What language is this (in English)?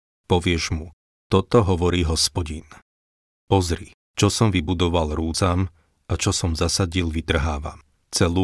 Slovak